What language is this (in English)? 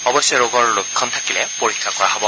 Assamese